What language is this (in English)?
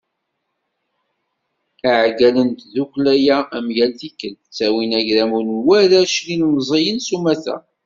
Kabyle